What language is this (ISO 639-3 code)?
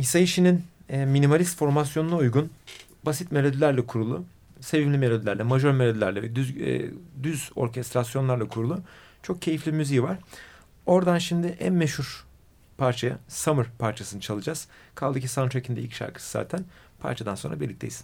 tur